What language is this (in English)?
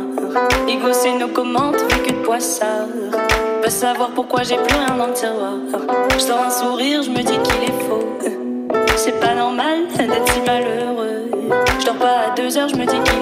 Portuguese